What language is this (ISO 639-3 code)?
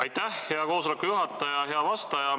est